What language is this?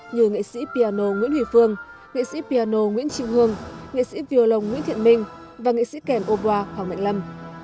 Vietnamese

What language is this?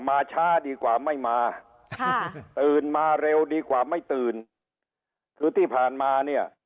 Thai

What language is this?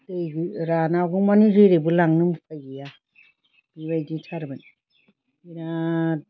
Bodo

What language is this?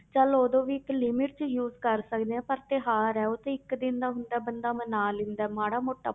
Punjabi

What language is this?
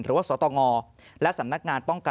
Thai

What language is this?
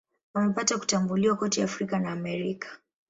Swahili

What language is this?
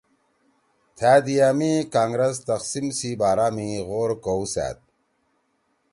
Torwali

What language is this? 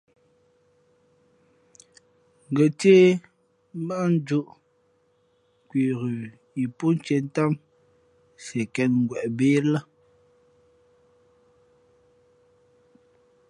Fe'fe'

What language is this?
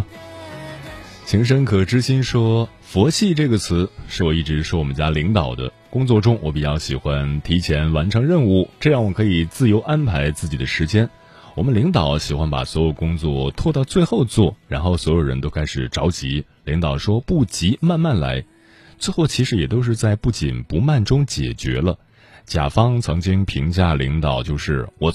Chinese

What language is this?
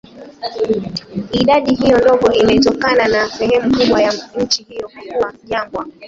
Swahili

